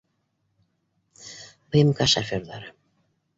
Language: Bashkir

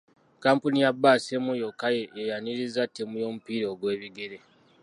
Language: Ganda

